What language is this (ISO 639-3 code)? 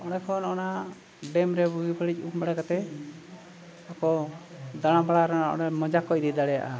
sat